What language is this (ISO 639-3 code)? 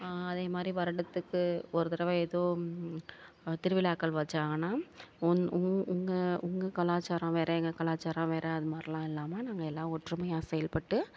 tam